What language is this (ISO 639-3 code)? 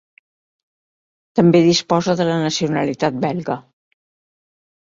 cat